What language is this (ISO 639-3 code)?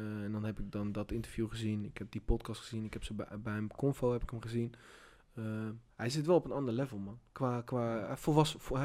nld